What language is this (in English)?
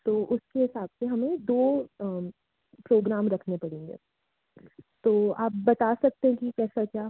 Hindi